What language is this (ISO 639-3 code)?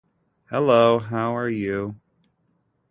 eng